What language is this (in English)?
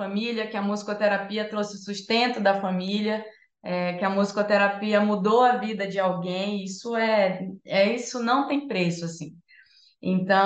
Portuguese